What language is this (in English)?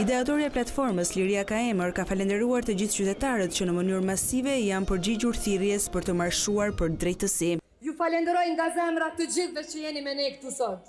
Romanian